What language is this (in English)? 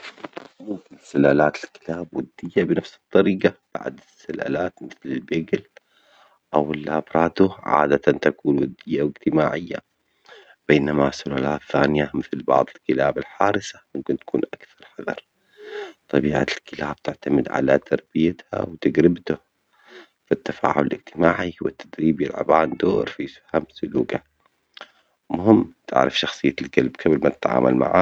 Omani Arabic